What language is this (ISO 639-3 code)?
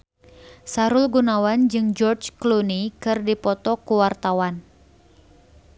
sun